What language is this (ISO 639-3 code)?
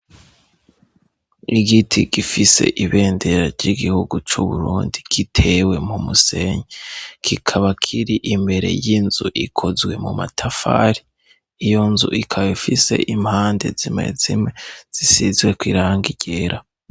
run